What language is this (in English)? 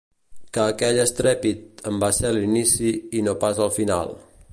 Catalan